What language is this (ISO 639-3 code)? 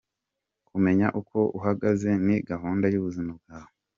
kin